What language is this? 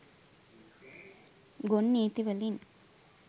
Sinhala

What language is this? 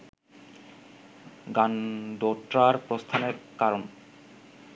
Bangla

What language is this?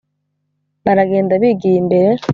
Kinyarwanda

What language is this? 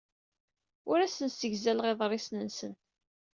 Kabyle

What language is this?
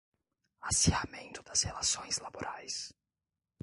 Portuguese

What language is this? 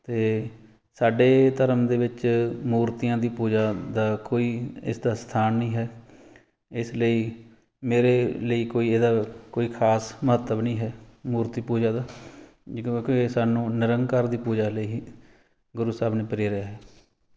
Punjabi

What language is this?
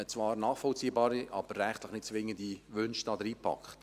Swiss German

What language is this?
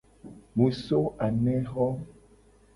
Gen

